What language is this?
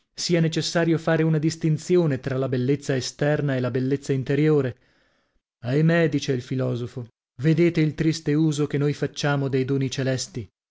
Italian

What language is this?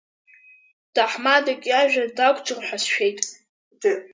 Abkhazian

